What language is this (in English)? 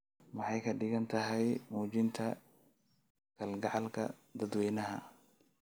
Somali